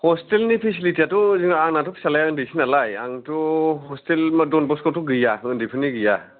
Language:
Bodo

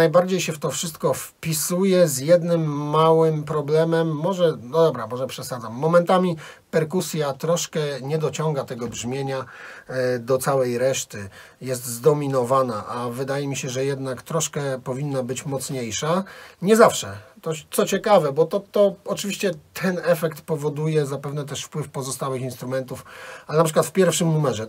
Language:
Polish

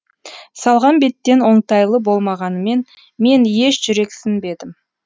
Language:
Kazakh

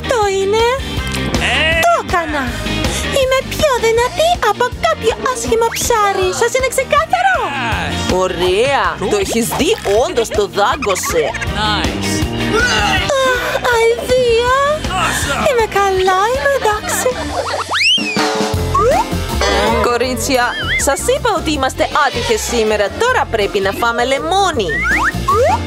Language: Greek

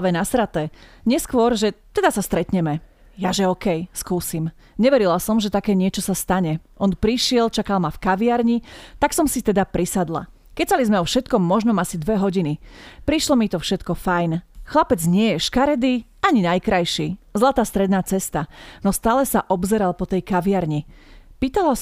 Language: Slovak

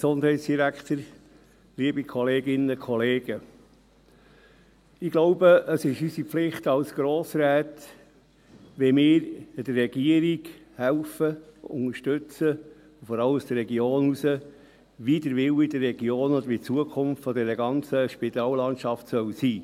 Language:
Swiss German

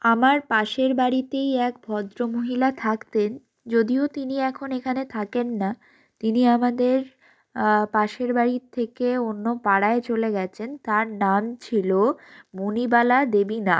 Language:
Bangla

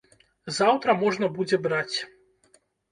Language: Belarusian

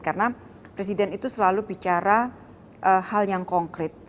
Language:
Indonesian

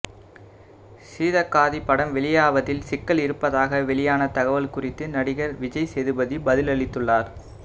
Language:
Tamil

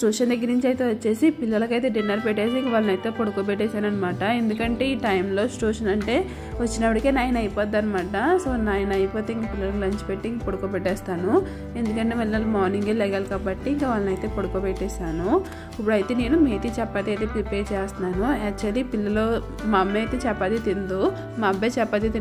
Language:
Romanian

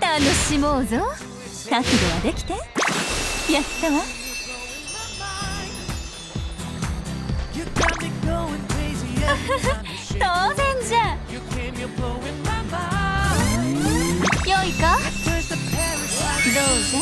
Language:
Japanese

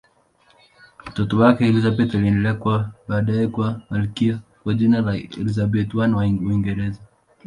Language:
Swahili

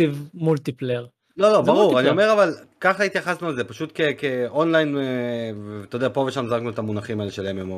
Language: Hebrew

